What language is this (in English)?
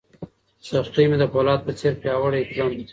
Pashto